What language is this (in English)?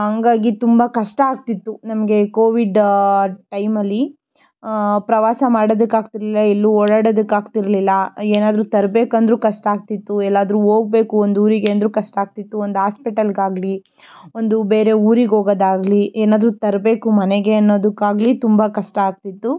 Kannada